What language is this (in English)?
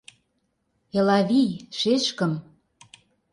Mari